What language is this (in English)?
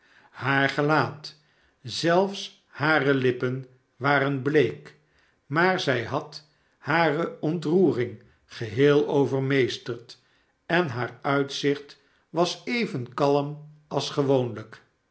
Dutch